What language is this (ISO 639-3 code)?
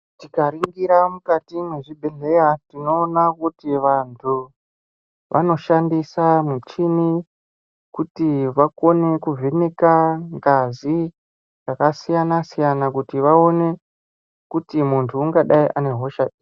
ndc